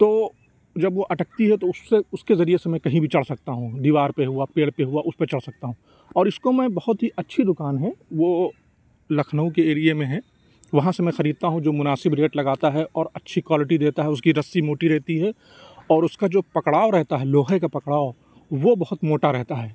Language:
Urdu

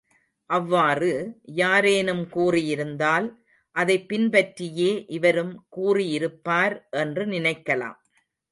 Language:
Tamil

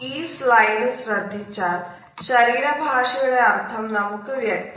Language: Malayalam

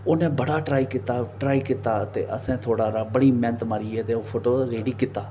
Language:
Dogri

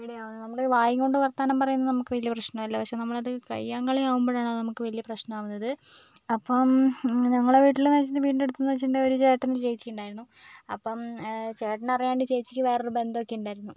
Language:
Malayalam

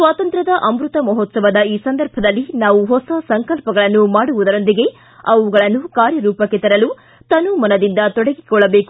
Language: Kannada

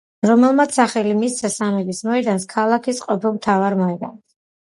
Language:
Georgian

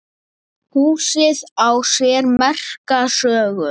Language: Icelandic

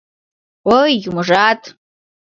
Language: Mari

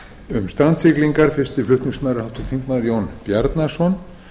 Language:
Icelandic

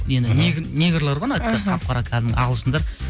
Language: Kazakh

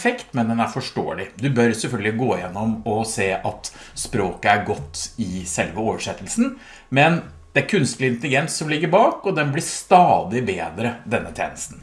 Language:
Norwegian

